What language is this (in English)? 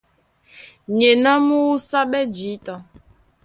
Duala